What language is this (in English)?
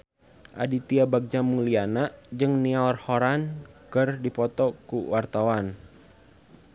Sundanese